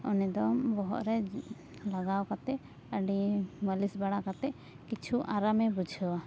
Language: Santali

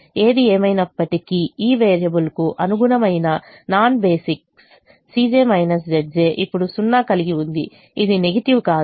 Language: Telugu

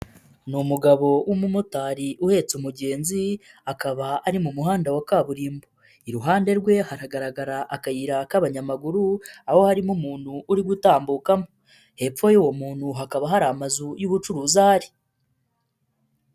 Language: Kinyarwanda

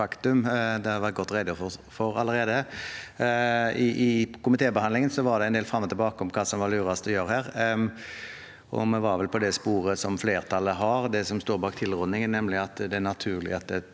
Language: Norwegian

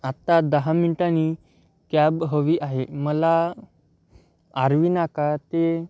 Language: Marathi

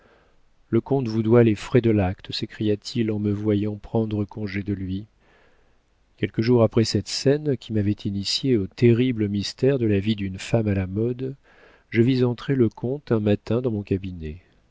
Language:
French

